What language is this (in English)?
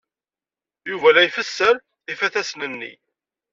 Kabyle